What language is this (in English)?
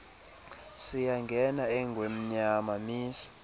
Xhosa